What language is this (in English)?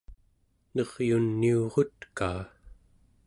Central Yupik